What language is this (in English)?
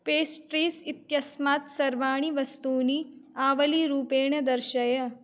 Sanskrit